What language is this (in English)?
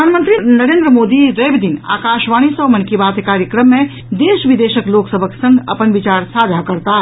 Maithili